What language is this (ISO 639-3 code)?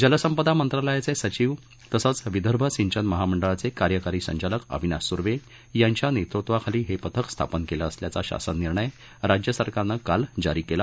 mar